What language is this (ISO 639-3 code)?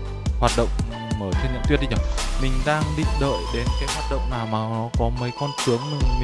vie